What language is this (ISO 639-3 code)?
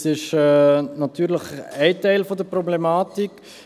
gsw